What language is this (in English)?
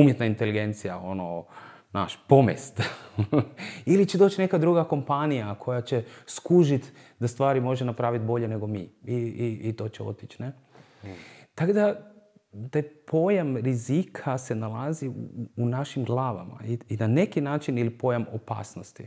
Croatian